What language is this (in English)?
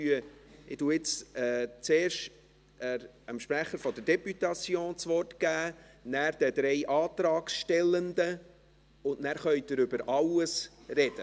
Swiss German